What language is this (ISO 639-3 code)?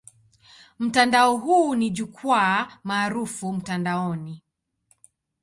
swa